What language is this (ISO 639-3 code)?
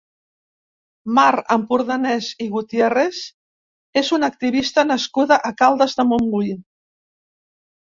cat